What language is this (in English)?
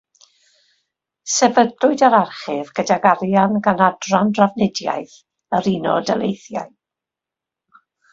Welsh